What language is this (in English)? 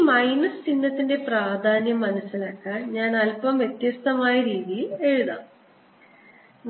Malayalam